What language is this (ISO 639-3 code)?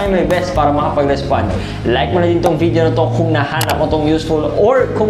fil